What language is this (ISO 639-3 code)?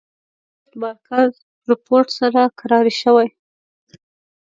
pus